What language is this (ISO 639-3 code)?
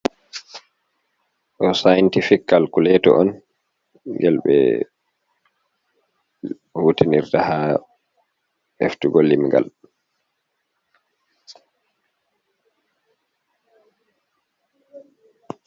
ful